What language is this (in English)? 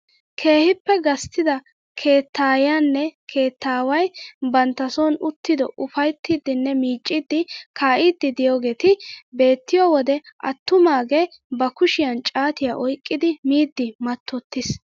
Wolaytta